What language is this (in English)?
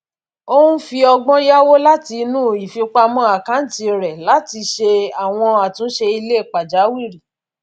Yoruba